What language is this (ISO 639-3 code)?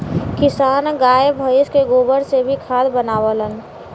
bho